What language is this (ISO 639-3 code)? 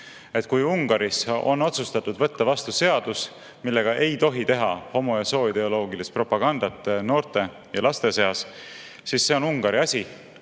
est